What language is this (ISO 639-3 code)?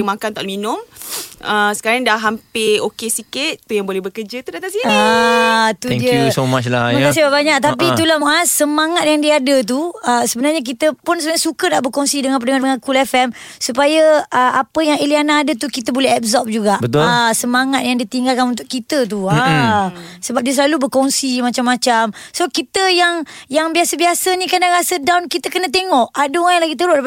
msa